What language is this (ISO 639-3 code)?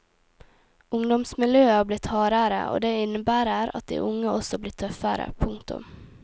nor